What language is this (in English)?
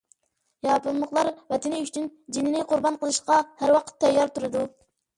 Uyghur